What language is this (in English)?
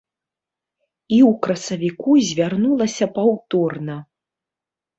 Belarusian